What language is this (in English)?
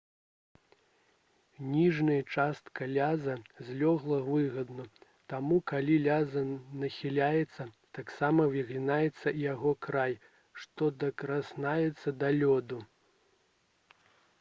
Belarusian